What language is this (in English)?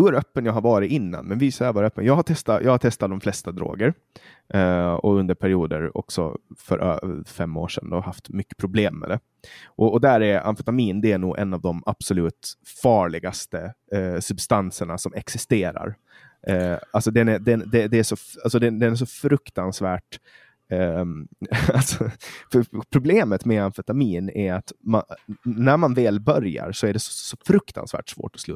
Swedish